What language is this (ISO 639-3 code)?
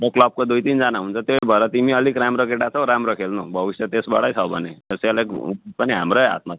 nep